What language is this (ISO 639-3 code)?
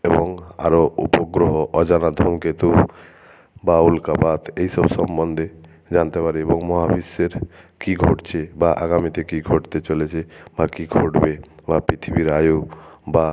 ben